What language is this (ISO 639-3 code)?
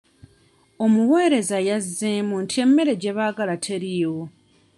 lug